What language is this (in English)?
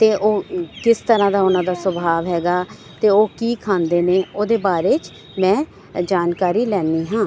Punjabi